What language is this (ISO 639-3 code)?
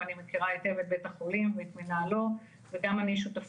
heb